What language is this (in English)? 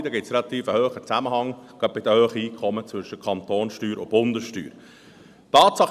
Swiss German